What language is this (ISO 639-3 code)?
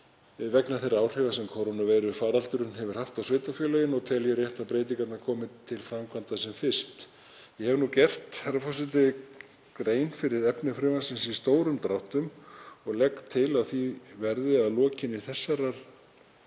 isl